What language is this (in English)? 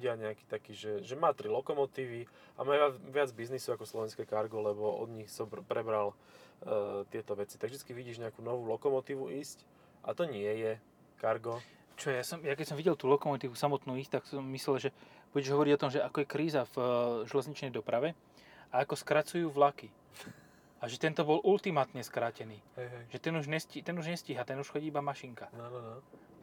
Slovak